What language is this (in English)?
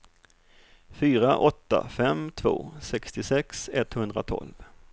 Swedish